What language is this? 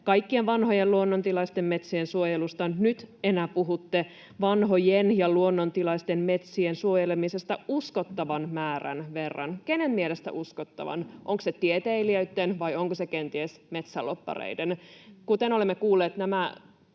Finnish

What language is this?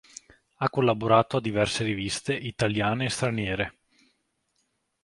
Italian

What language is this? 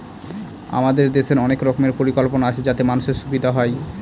Bangla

